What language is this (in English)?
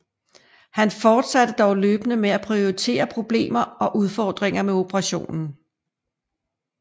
Danish